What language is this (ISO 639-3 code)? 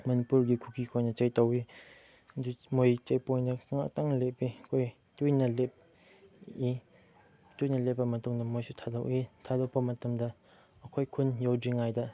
mni